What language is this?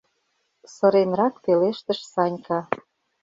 Mari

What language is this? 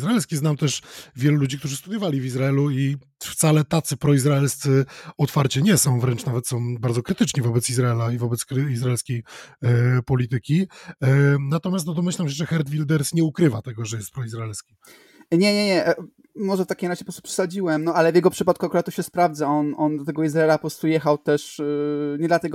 Polish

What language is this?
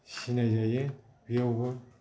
Bodo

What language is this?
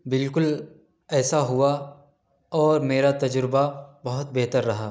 Urdu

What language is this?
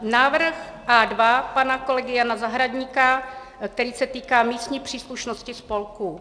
Czech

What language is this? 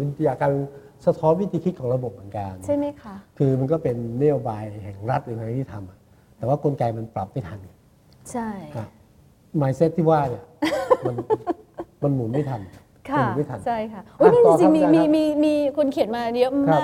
Thai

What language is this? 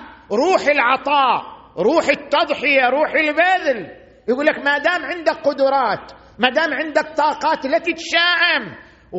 Arabic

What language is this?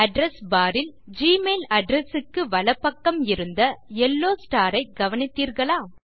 Tamil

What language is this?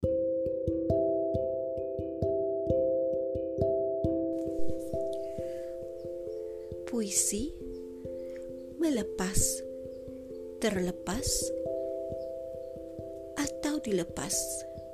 Malay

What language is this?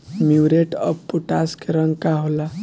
Bhojpuri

